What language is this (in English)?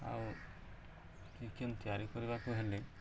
Odia